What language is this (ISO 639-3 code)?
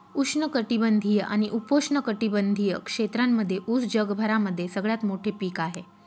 mar